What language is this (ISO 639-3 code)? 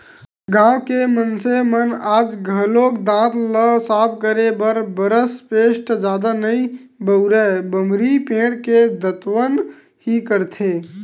hne